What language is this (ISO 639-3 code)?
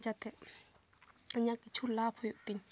sat